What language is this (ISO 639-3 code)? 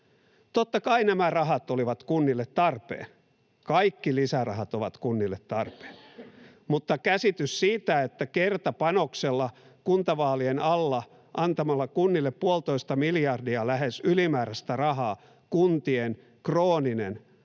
fin